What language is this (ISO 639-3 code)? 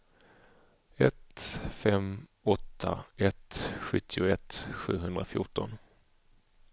swe